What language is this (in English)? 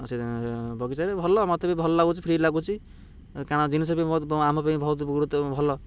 Odia